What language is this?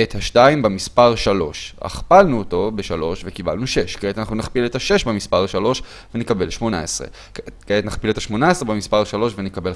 Hebrew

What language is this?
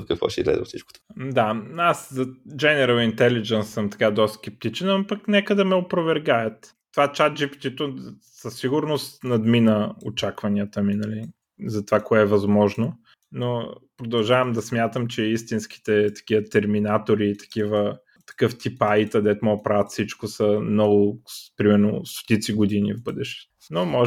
Bulgarian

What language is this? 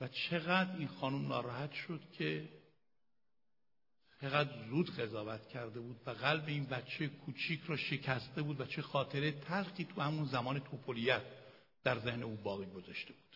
Persian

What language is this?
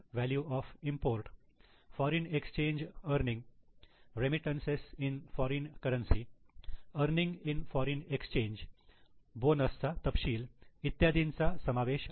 Marathi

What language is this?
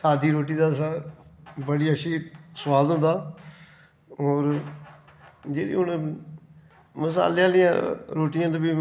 Dogri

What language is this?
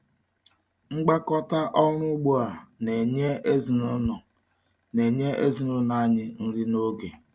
Igbo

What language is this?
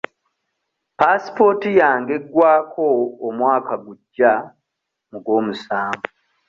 Ganda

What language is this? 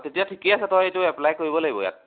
Assamese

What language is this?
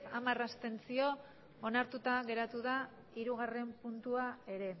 Basque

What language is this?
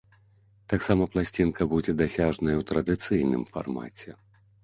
Belarusian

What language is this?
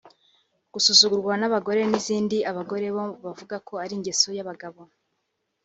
Kinyarwanda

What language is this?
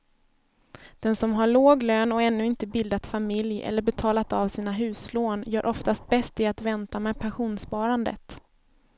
Swedish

